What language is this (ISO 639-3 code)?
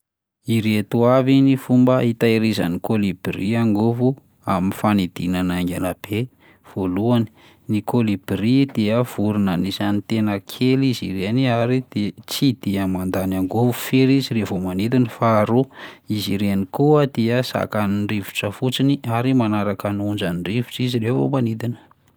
mlg